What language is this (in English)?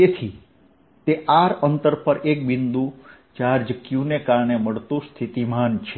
Gujarati